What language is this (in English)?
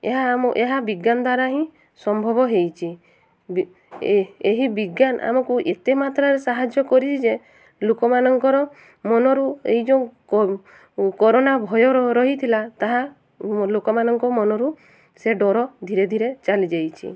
Odia